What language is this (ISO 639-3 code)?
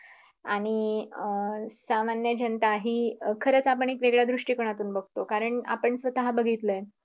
mar